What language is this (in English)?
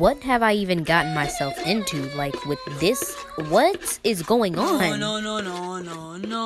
English